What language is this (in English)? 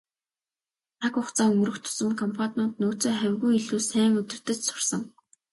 Mongolian